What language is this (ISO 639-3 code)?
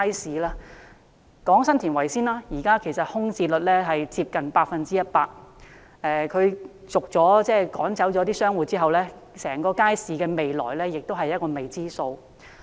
yue